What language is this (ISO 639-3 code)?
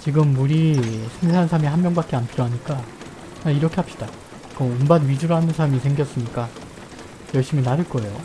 kor